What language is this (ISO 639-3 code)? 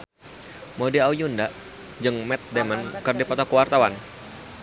sun